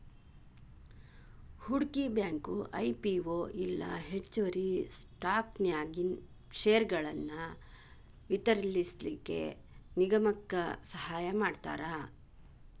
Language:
Kannada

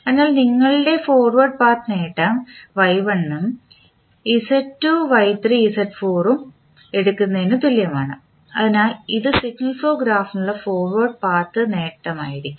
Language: Malayalam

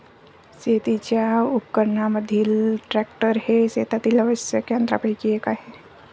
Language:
Marathi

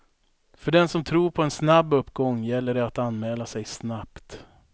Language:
Swedish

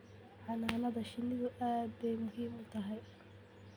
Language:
Somali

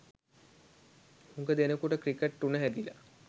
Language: Sinhala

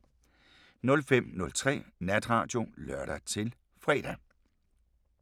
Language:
Danish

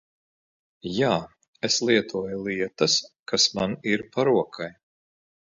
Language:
Latvian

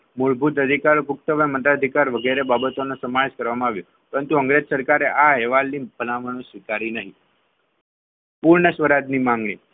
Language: Gujarati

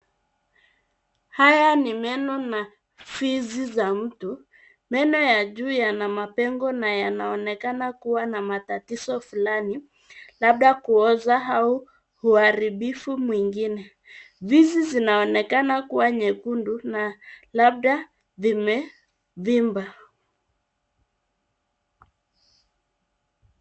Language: Swahili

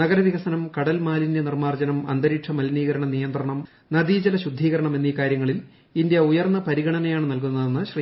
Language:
Malayalam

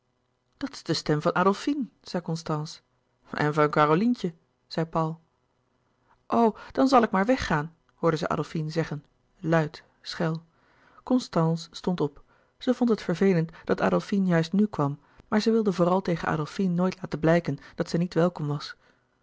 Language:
Dutch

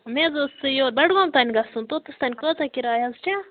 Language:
Kashmiri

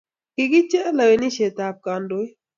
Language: Kalenjin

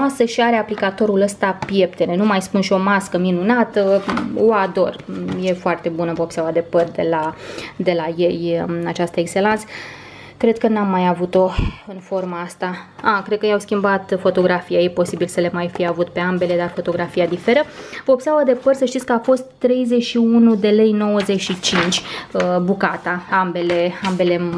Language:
Romanian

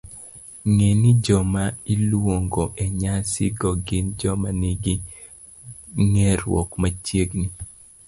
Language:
Luo (Kenya and Tanzania)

